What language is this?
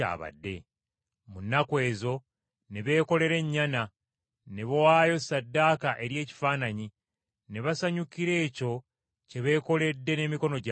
Ganda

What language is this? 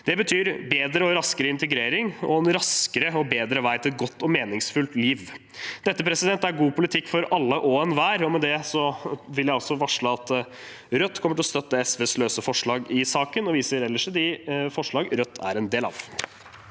Norwegian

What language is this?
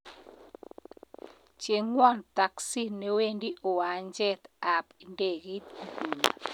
Kalenjin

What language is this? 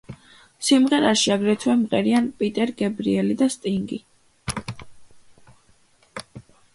Georgian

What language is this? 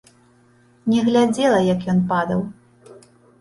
Belarusian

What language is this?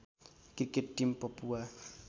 Nepali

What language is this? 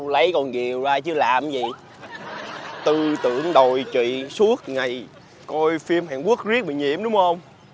Vietnamese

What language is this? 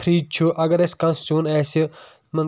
Kashmiri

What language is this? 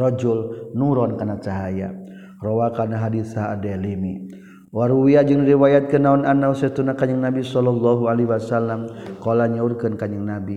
Malay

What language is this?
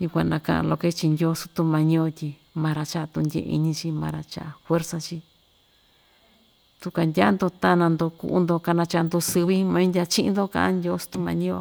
Ixtayutla Mixtec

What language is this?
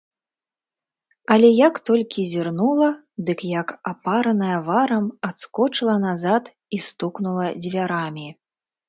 Belarusian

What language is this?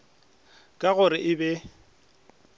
Northern Sotho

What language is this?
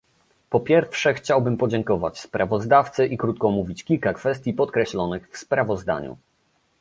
Polish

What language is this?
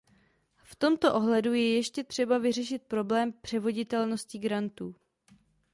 Czech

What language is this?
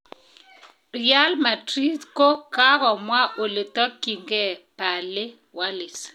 Kalenjin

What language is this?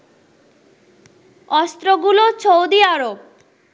Bangla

